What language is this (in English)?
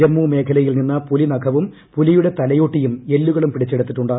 Malayalam